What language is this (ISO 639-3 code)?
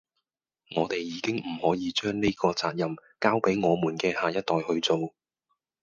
yue